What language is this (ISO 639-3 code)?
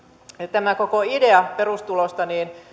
fin